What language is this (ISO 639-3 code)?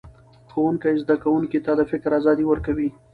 pus